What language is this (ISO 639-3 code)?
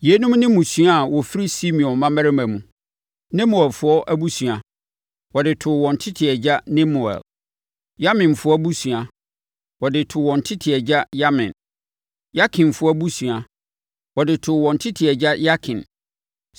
aka